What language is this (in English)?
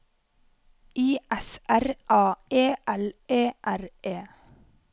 Norwegian